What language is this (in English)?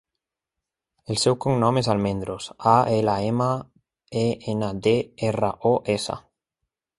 Catalan